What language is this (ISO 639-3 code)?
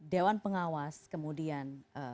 ind